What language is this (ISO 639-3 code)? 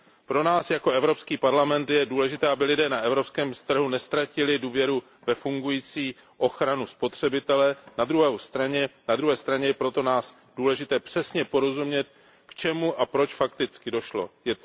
ces